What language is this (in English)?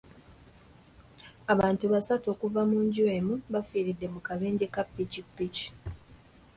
Ganda